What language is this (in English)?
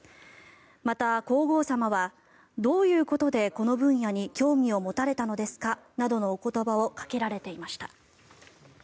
Japanese